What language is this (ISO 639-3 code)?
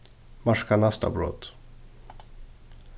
fao